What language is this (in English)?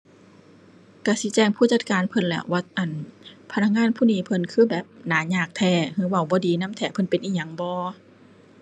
Thai